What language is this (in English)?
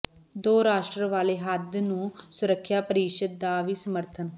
Punjabi